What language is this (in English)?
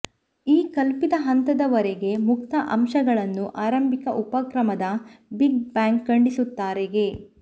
Kannada